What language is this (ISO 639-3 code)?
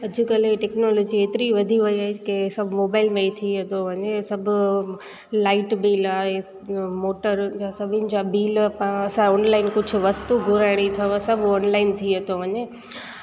snd